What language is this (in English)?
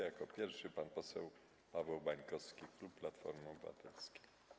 Polish